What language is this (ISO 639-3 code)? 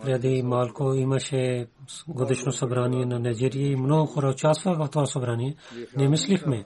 bul